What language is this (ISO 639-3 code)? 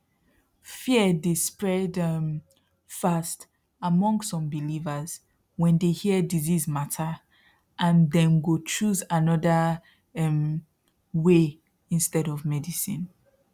pcm